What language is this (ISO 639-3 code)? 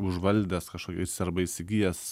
lit